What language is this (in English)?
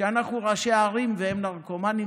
Hebrew